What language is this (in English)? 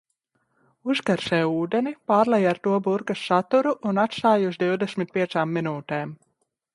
Latvian